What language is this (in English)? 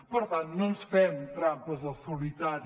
Catalan